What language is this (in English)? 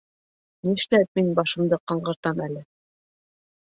Bashkir